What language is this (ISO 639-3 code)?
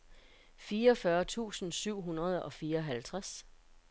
dan